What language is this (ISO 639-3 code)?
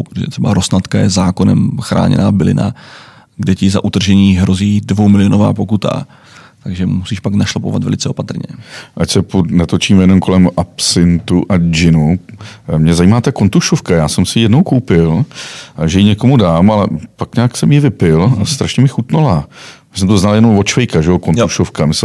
ces